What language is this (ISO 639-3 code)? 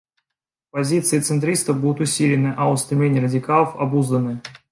rus